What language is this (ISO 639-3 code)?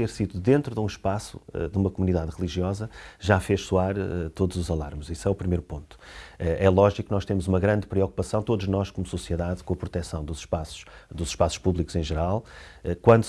por